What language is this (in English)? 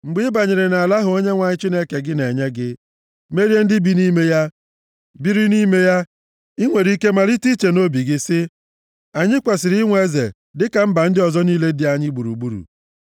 Igbo